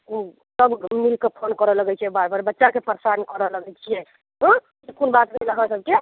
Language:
Maithili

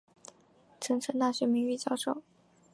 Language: Chinese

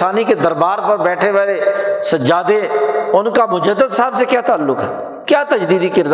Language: Urdu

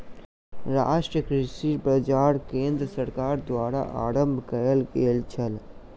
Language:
Maithili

